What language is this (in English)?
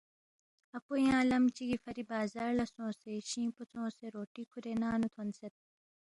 Balti